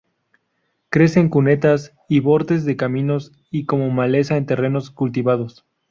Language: Spanish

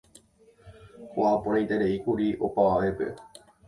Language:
Guarani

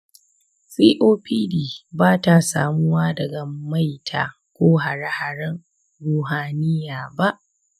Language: Hausa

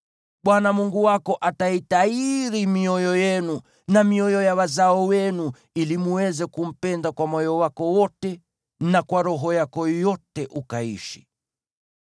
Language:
Swahili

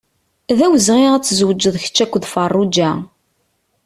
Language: Kabyle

